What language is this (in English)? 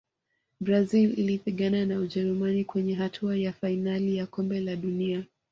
Swahili